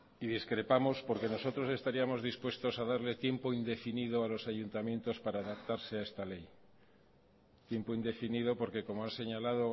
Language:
Spanish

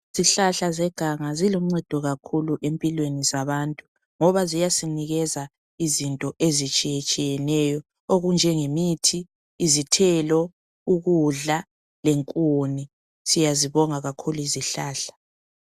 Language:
North Ndebele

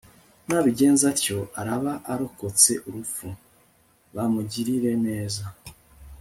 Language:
Kinyarwanda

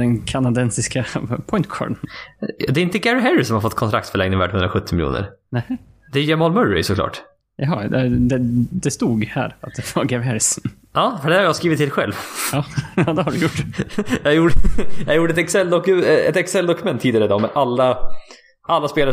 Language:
Swedish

